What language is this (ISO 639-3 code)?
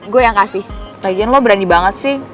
ind